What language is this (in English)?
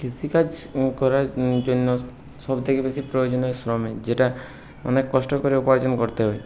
Bangla